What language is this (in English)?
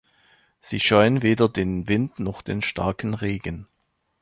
German